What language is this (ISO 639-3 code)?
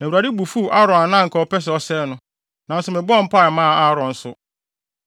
aka